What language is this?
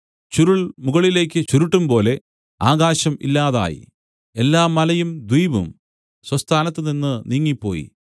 Malayalam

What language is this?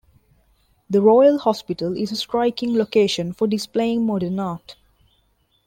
English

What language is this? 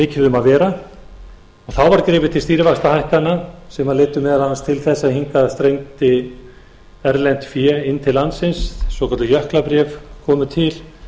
Icelandic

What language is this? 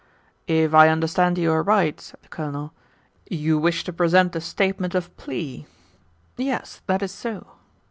English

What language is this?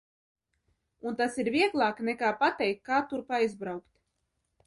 Latvian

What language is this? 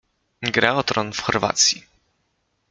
Polish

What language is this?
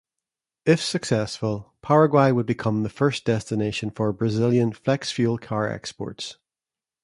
English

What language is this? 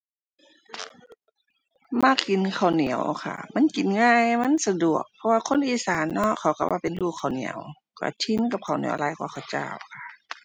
Thai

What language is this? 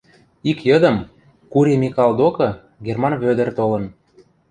Western Mari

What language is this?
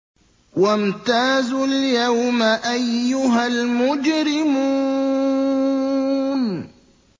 Arabic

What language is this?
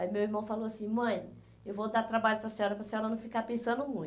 Portuguese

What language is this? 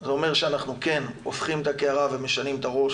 Hebrew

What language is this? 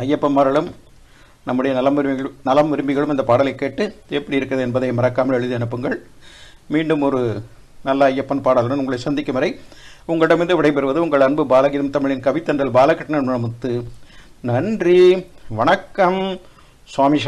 Tamil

